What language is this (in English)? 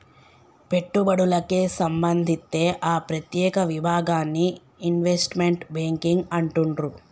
Telugu